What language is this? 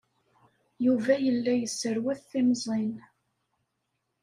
Kabyle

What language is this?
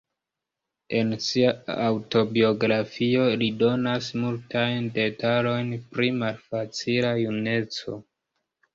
Esperanto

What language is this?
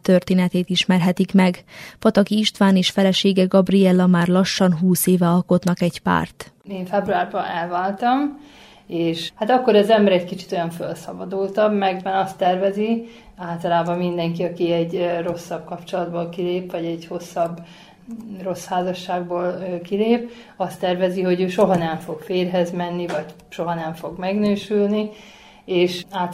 Hungarian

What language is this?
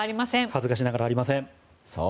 Japanese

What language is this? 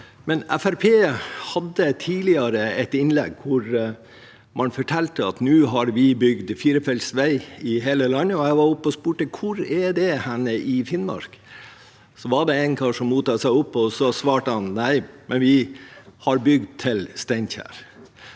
Norwegian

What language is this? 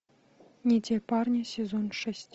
Russian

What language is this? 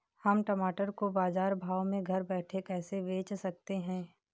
Hindi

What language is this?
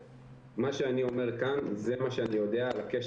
Hebrew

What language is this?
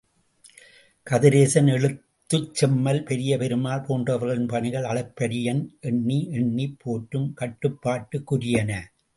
Tamil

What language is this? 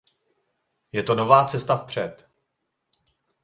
Czech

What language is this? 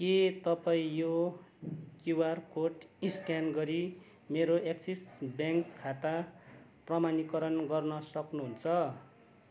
Nepali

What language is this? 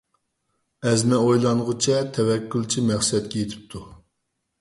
Uyghur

